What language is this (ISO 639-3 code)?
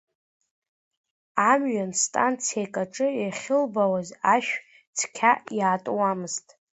abk